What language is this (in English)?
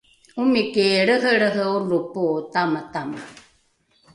Rukai